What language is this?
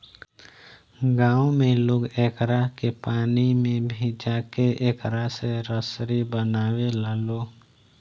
Bhojpuri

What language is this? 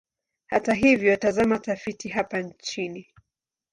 Swahili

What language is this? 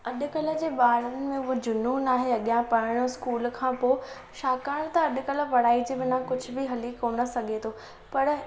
Sindhi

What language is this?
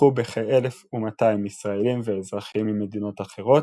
Hebrew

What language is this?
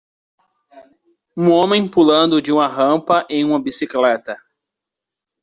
Portuguese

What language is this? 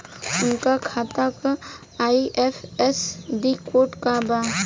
Bhojpuri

